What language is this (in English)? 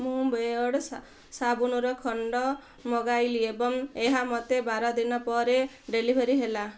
Odia